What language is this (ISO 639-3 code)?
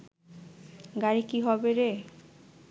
ben